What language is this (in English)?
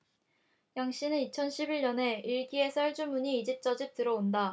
Korean